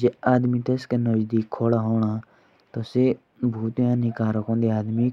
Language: Jaunsari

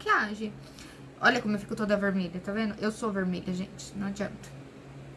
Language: Portuguese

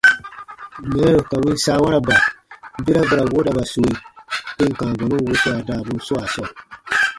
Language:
Baatonum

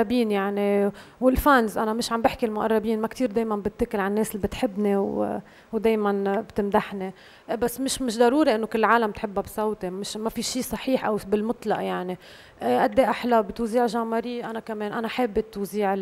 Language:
Arabic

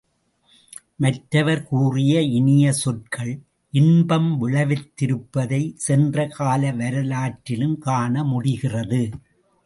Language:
Tamil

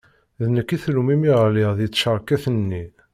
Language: Kabyle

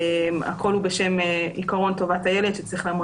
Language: Hebrew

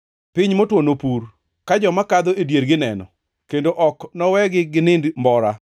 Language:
Luo (Kenya and Tanzania)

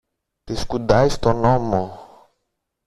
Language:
Greek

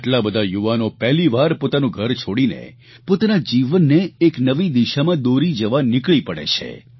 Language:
Gujarati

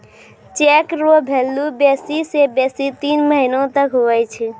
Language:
Maithili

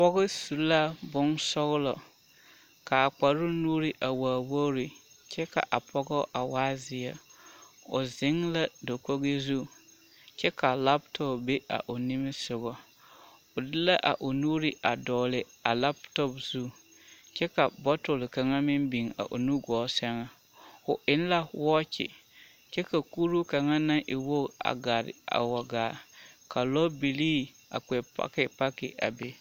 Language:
Southern Dagaare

